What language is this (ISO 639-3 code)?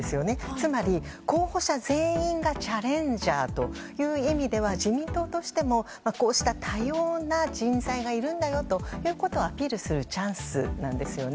jpn